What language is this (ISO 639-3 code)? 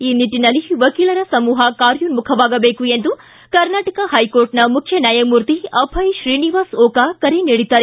kan